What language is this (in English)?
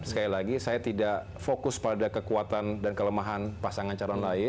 Indonesian